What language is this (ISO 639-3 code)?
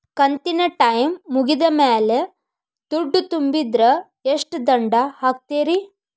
kan